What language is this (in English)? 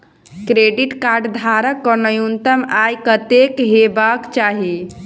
Maithili